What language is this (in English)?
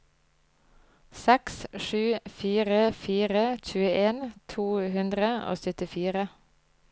Norwegian